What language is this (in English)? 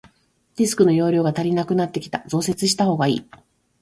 Japanese